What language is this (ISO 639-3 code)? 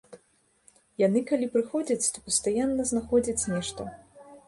bel